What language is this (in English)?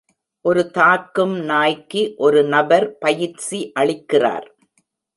Tamil